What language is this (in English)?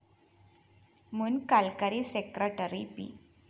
Malayalam